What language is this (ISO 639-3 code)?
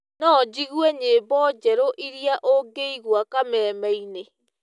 kik